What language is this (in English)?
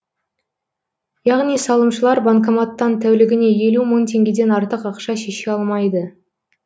Kazakh